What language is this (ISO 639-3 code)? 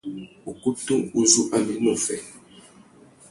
bag